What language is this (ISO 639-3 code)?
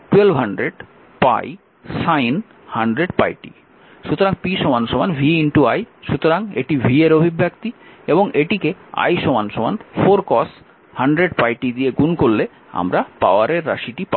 ben